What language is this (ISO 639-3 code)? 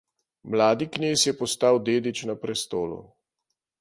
slv